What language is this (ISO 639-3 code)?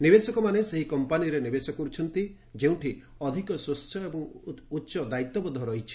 ori